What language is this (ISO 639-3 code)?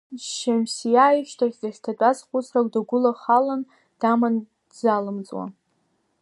abk